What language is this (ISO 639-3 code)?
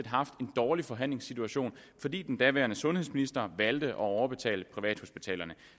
dan